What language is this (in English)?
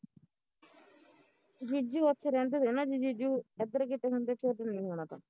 Punjabi